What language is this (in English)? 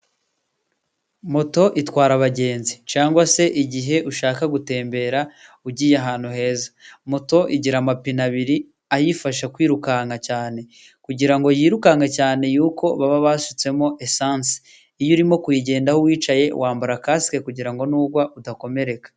Kinyarwanda